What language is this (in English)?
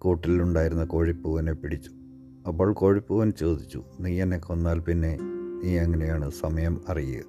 Malayalam